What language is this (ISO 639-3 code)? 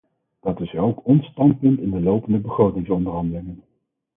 nld